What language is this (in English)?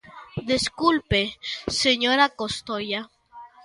Galician